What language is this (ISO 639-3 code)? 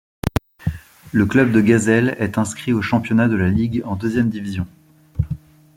fra